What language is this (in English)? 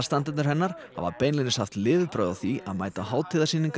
Icelandic